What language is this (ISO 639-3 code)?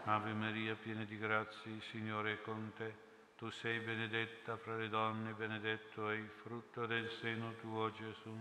ita